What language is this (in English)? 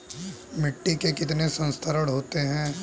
Hindi